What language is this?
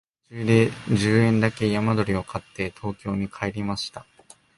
Japanese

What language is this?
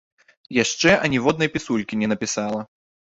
Belarusian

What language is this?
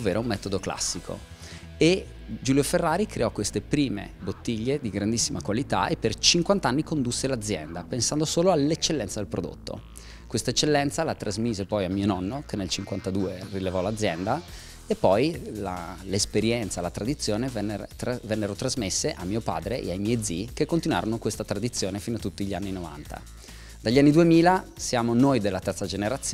Italian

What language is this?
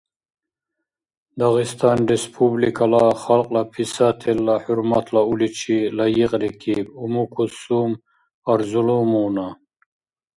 Dargwa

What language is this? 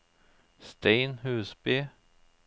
Norwegian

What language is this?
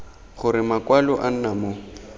Tswana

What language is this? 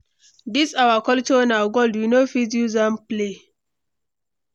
Nigerian Pidgin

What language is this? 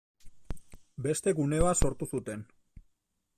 Basque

